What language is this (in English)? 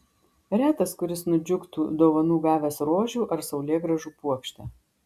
Lithuanian